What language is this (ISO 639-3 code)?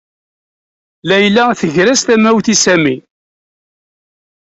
kab